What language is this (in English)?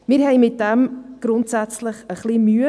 Swiss German